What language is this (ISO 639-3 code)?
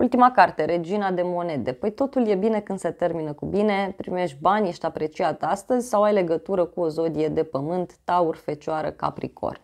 ron